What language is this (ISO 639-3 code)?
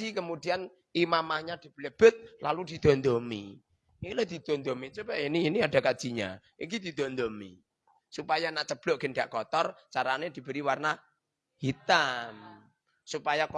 ind